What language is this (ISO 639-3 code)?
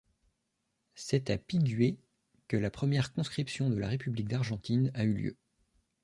fra